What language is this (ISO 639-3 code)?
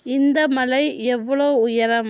tam